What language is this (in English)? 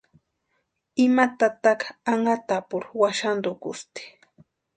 Western Highland Purepecha